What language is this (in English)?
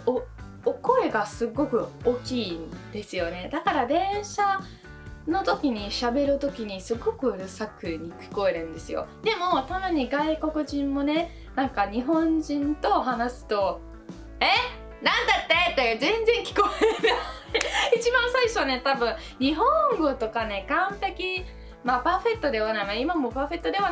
Japanese